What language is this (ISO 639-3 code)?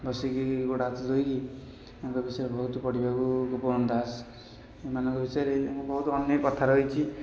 ori